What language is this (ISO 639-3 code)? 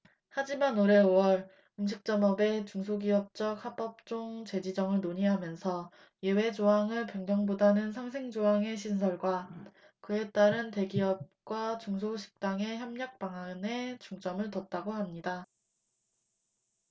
kor